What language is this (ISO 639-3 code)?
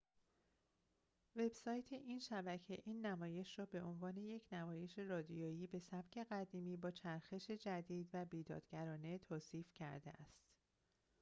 fas